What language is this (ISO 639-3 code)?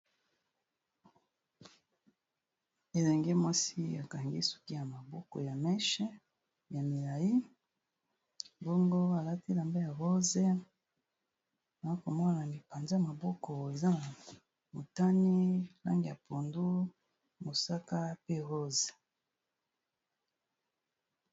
lin